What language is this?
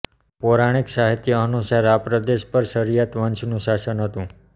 Gujarati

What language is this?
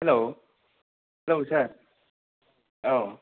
Bodo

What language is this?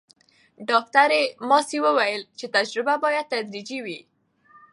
Pashto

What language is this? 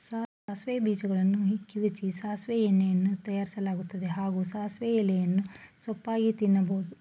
Kannada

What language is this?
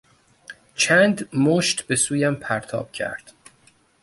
Persian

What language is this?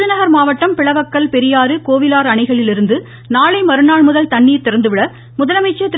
Tamil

